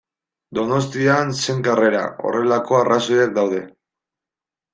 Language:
Basque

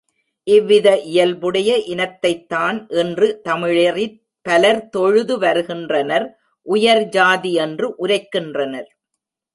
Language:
Tamil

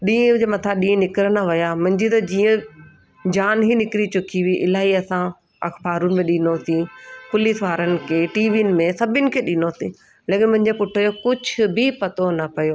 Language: Sindhi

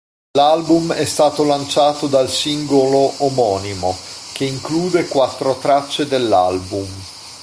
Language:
Italian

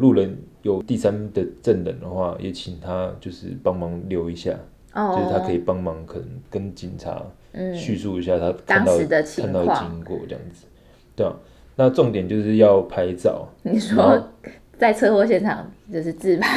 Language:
Chinese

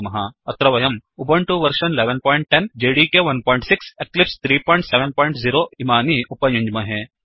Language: Sanskrit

